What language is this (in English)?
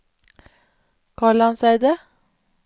Norwegian